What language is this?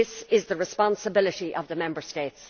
English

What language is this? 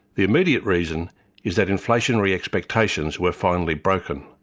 English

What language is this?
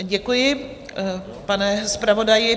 Czech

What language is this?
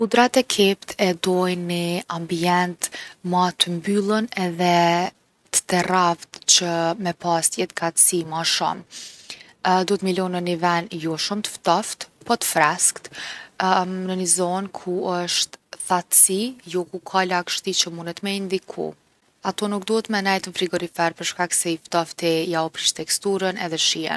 Gheg Albanian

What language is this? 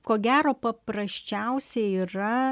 Lithuanian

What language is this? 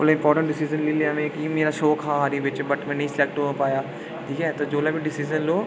Dogri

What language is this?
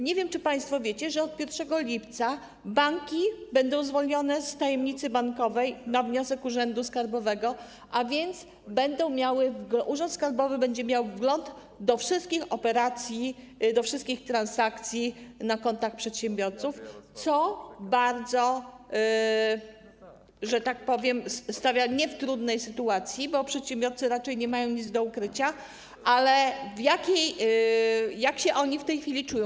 Polish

